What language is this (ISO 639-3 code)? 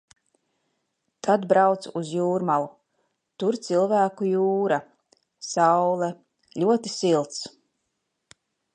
lav